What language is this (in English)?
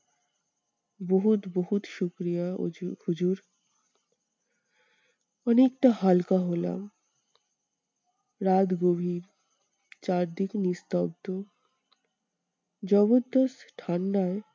Bangla